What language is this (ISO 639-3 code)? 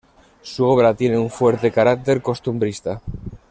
spa